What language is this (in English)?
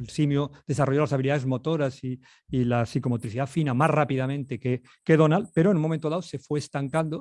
Spanish